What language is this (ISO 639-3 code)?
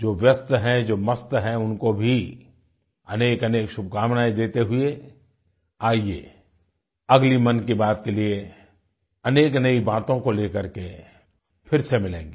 hin